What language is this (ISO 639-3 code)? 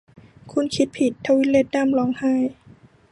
tha